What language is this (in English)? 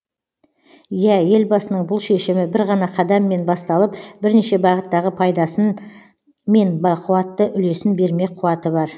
Kazakh